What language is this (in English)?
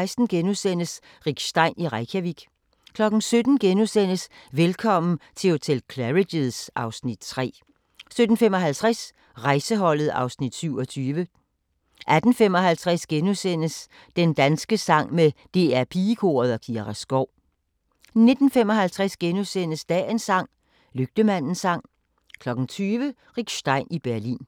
Danish